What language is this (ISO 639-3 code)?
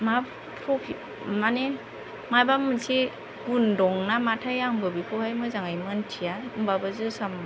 brx